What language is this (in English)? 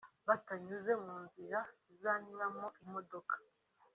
Kinyarwanda